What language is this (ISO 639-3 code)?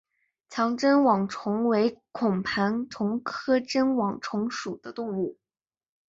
zho